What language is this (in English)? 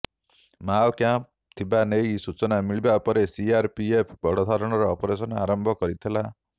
Odia